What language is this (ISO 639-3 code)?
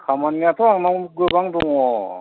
brx